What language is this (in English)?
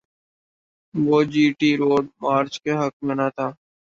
Urdu